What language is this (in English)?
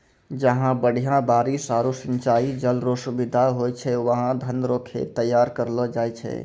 Maithili